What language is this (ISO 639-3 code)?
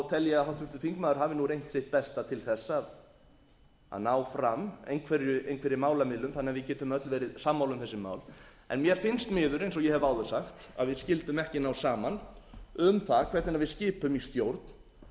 isl